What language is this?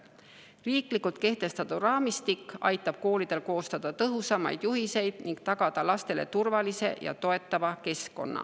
Estonian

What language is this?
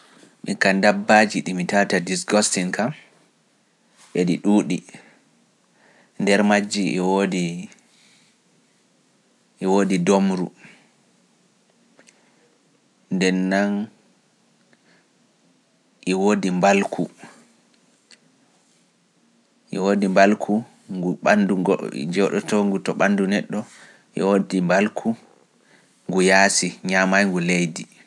Pular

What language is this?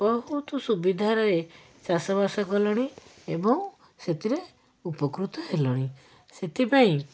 Odia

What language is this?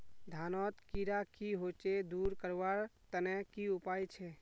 Magahi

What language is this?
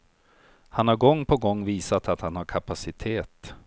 Swedish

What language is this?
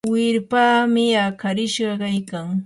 Yanahuanca Pasco Quechua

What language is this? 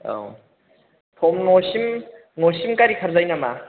Bodo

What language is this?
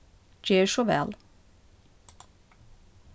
Faroese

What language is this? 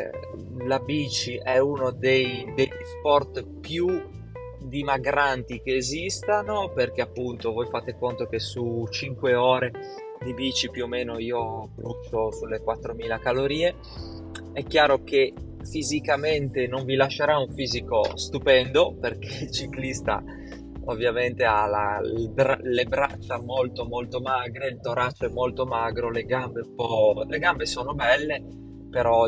Italian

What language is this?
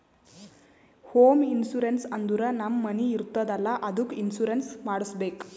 Kannada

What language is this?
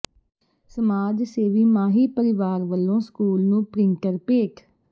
Punjabi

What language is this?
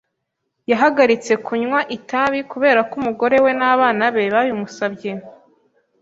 Kinyarwanda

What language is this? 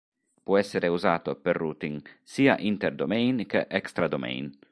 Italian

